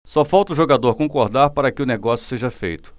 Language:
Portuguese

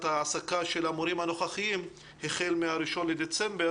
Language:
Hebrew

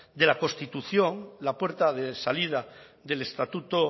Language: Spanish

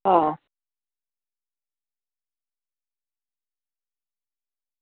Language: Gujarati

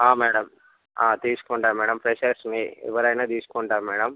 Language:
Telugu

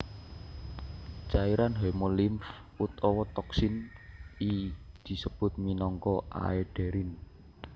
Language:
Javanese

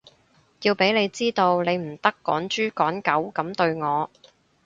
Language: Cantonese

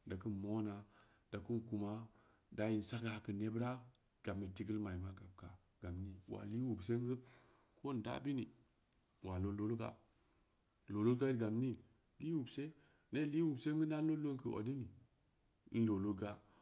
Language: Samba Leko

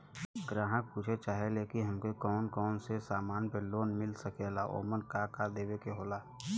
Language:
Bhojpuri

